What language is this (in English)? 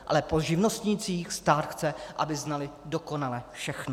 Czech